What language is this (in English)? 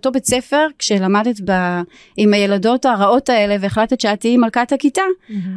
Hebrew